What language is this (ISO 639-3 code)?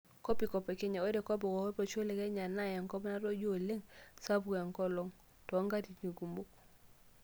mas